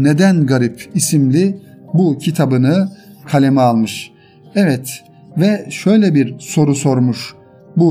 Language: Turkish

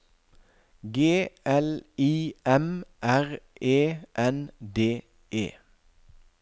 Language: Norwegian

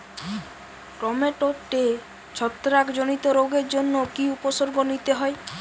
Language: Bangla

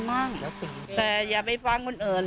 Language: Thai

